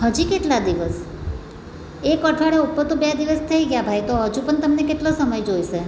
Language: Gujarati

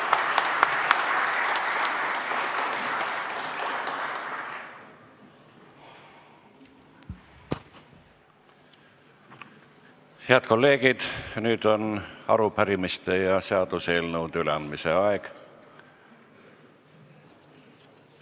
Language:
Estonian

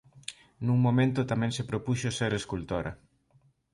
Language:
Galician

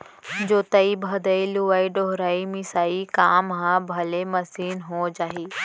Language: Chhattisgarhi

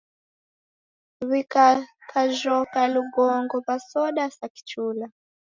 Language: Taita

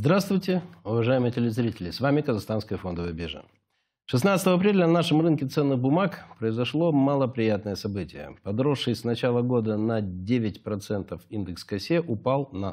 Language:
Russian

